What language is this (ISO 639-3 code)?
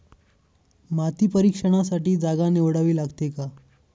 mar